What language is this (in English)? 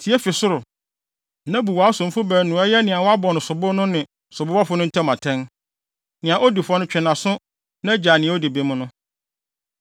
Akan